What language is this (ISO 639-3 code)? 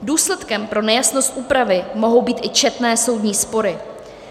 ces